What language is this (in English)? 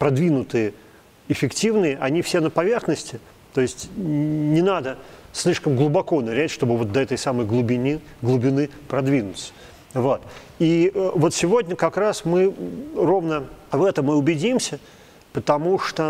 Russian